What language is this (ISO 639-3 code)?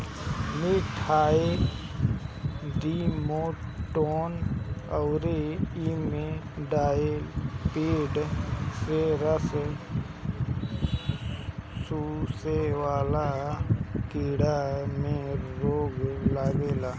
bho